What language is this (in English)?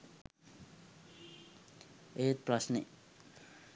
Sinhala